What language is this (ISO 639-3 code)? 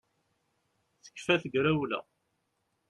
kab